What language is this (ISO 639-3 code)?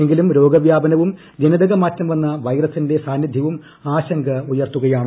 mal